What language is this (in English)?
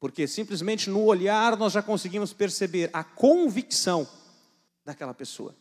Portuguese